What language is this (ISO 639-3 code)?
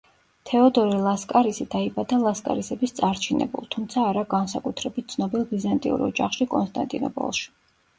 kat